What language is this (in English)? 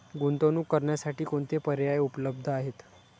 Marathi